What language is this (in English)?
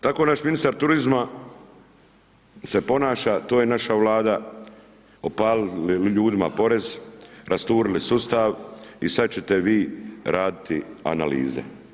Croatian